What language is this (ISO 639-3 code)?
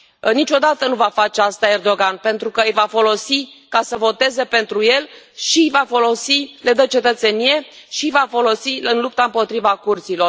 ron